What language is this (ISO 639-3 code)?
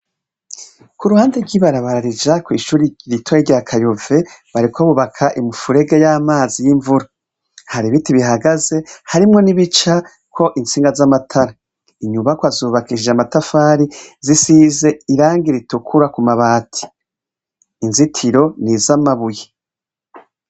run